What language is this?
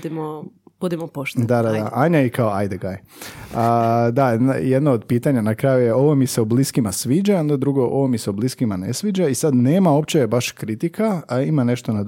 Croatian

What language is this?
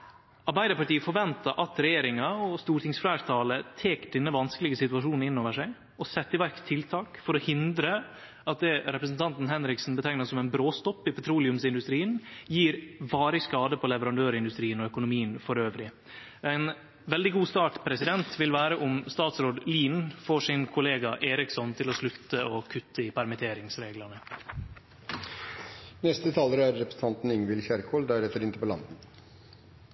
Norwegian Nynorsk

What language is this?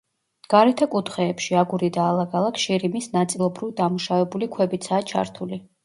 Georgian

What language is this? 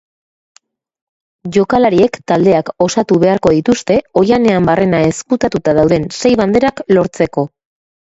Basque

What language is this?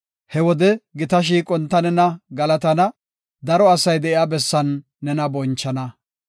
Gofa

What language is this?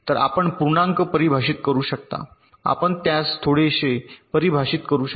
Marathi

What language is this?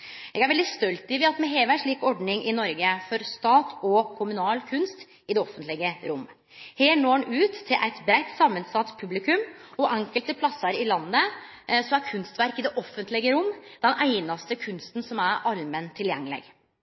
Norwegian Nynorsk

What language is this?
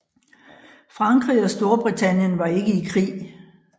Danish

